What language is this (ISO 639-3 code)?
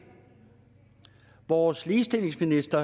dan